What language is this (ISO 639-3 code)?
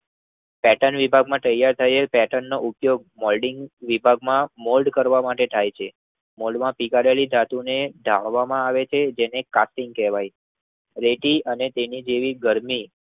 guj